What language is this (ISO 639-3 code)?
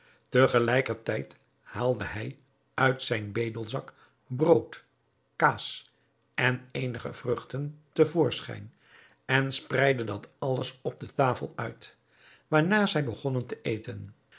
nld